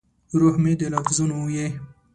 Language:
Pashto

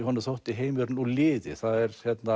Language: Icelandic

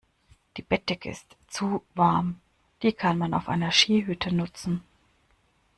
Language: German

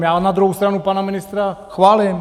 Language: Czech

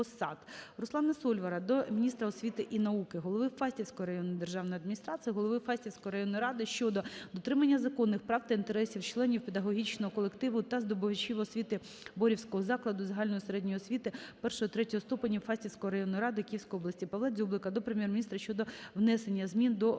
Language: Ukrainian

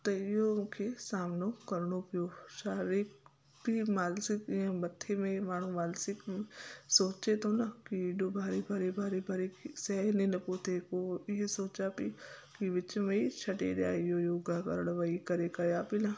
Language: Sindhi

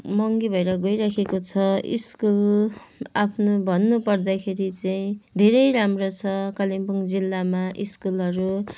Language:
Nepali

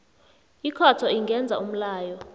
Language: South Ndebele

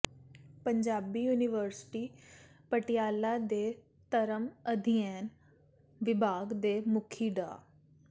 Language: Punjabi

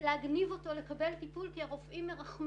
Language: Hebrew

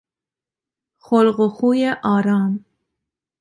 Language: Persian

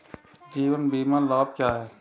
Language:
Hindi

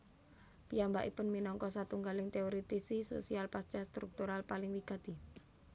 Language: Javanese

